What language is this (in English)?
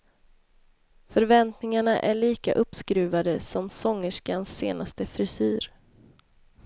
Swedish